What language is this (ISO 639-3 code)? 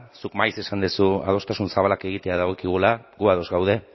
eus